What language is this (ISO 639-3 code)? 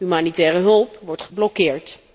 nld